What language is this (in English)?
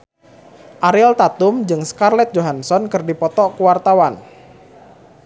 Sundanese